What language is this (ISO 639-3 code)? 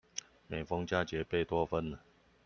zho